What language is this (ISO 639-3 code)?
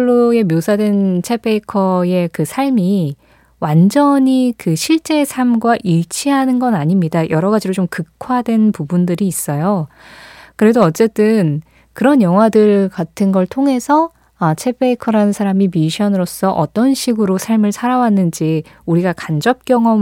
kor